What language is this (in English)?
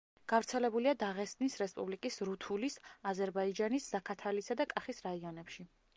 Georgian